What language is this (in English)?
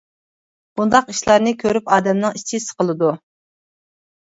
Uyghur